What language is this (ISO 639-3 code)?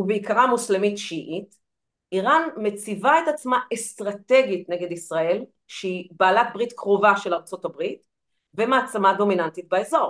heb